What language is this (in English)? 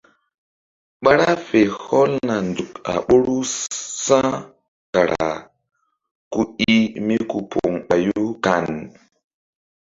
Mbum